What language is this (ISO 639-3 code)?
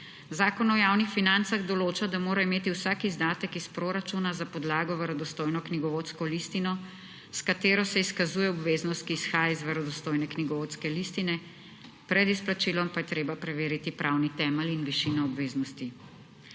slv